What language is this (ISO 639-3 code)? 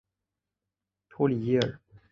zho